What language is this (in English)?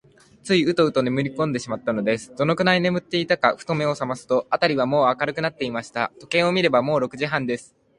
Japanese